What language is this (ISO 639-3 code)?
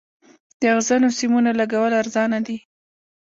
pus